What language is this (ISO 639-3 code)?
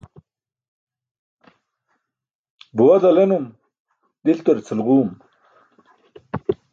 bsk